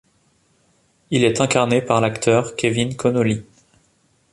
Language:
French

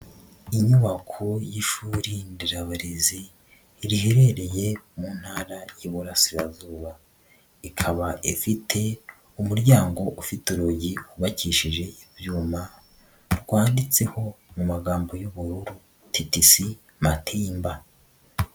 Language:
Kinyarwanda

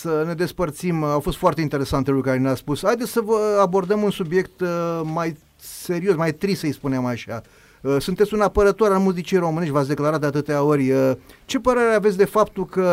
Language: Romanian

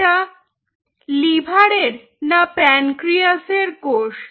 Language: Bangla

